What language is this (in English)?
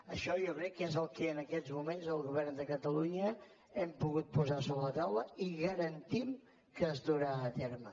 Catalan